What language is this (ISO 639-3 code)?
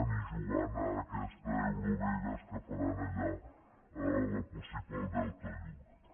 cat